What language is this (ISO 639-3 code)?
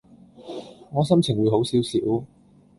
yue